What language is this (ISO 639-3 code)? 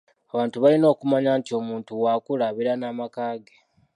lug